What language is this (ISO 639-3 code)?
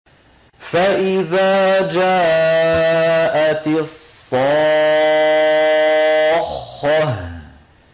ara